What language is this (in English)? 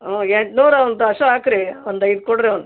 Kannada